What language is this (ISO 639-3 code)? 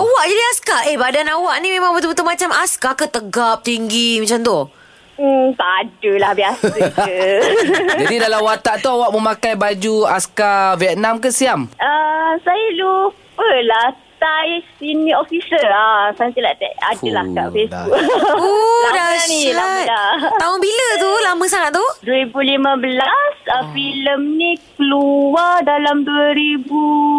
msa